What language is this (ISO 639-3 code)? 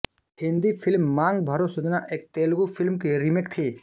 hin